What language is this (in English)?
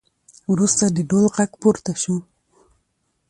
Pashto